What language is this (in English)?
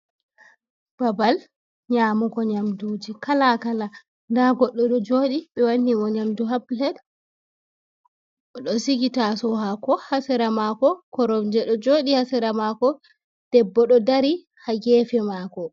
Fula